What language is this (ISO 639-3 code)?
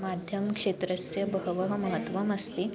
san